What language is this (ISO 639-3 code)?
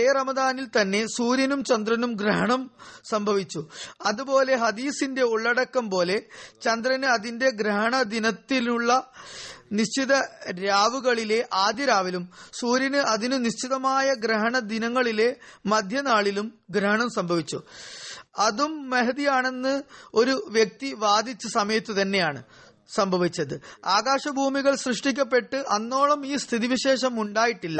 mal